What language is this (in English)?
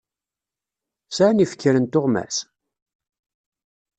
Kabyle